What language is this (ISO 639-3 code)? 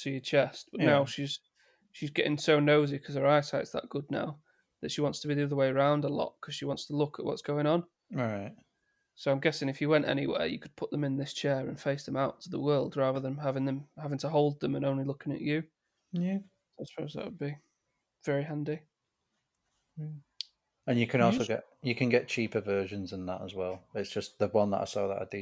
eng